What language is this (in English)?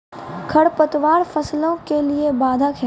Maithili